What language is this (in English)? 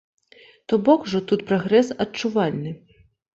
Belarusian